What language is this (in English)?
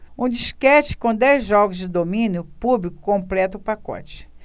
Portuguese